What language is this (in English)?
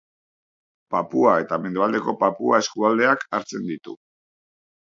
Basque